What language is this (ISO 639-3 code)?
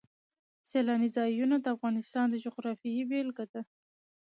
pus